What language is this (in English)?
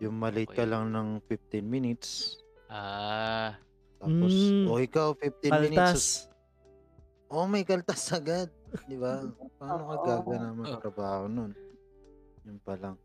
Filipino